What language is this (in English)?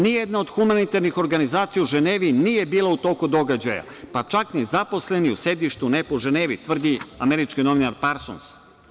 Serbian